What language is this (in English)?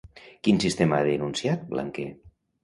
Catalan